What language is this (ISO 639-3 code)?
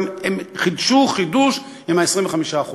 heb